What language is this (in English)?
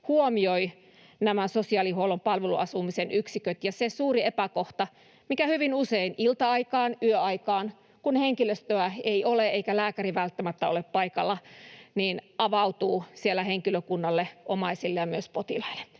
Finnish